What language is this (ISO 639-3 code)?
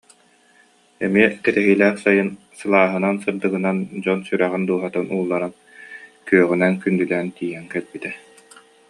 sah